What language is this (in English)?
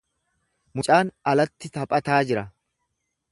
Oromo